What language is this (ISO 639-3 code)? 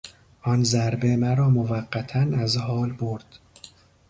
fas